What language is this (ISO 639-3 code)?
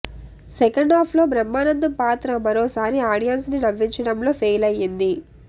tel